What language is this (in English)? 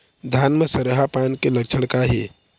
Chhattisgarhi